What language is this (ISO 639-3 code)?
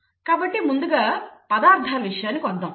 tel